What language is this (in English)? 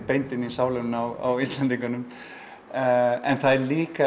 Icelandic